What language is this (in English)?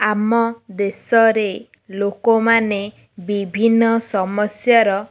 Odia